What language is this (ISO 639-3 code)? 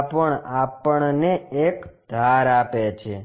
guj